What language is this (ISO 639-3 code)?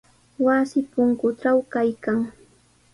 qws